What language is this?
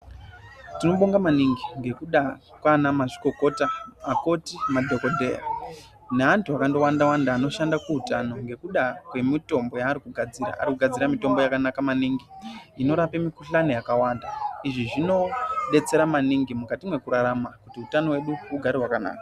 Ndau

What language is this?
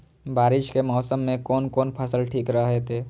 Maithili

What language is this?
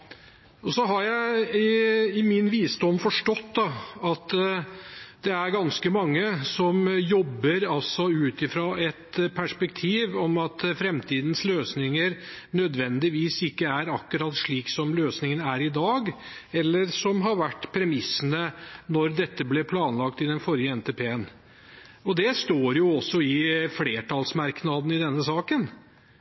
Norwegian Bokmål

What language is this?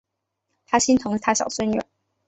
Chinese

